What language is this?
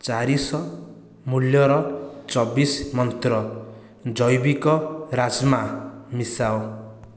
Odia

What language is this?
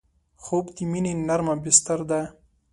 Pashto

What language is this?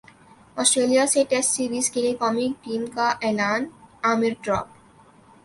Urdu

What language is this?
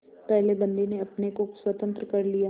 Hindi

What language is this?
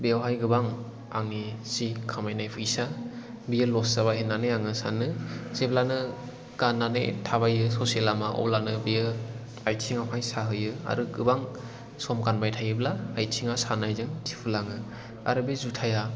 Bodo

